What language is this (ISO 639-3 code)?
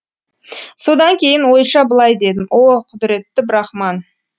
kaz